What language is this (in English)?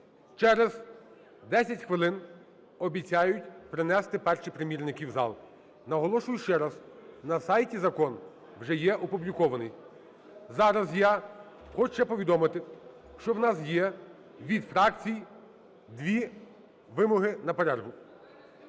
Ukrainian